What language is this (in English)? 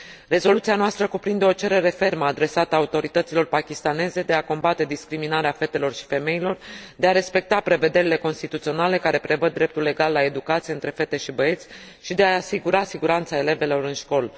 Romanian